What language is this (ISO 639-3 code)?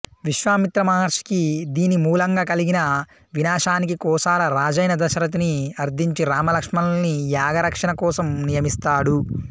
tel